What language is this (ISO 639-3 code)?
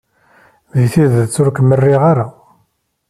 kab